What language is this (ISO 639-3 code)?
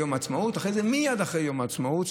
heb